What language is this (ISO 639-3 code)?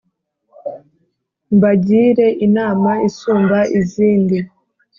kin